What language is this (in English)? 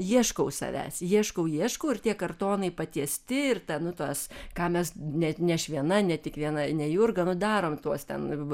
Lithuanian